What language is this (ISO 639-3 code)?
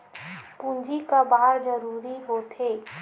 hne